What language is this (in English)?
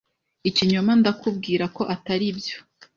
Kinyarwanda